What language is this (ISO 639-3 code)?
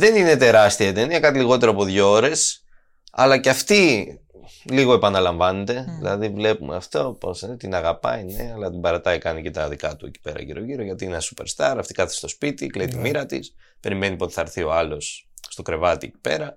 ell